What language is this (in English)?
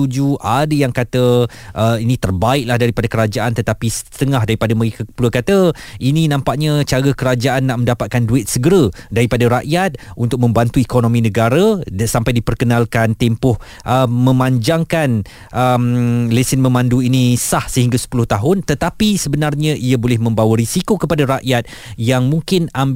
Malay